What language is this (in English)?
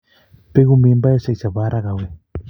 Kalenjin